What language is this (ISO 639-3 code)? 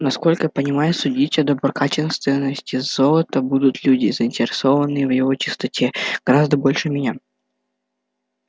rus